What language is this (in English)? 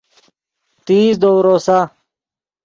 Yidgha